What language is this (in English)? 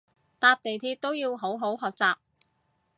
Cantonese